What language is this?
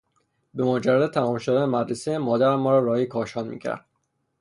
Persian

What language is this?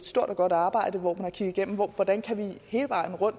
Danish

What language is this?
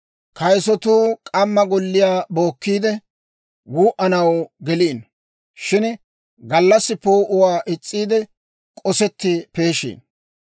Dawro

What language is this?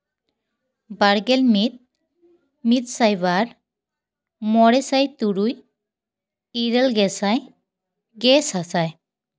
Santali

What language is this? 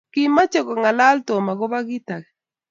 Kalenjin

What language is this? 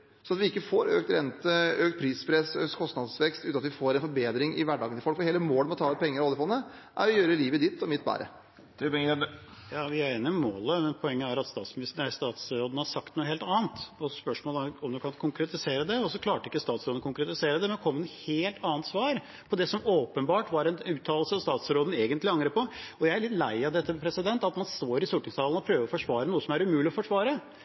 Norwegian Bokmål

